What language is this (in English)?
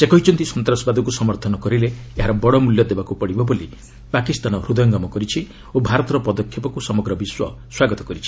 Odia